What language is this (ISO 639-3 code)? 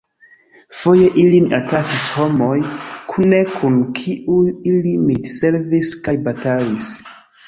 epo